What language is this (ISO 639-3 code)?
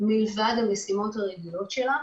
heb